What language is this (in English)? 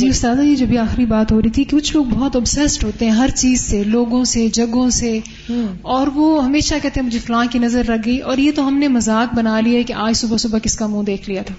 Urdu